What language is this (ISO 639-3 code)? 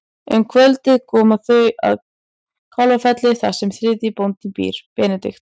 isl